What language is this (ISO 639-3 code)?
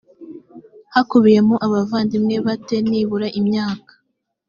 kin